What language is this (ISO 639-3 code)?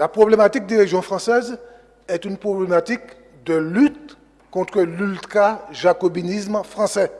fra